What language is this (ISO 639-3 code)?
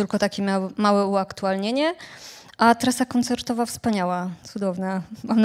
pol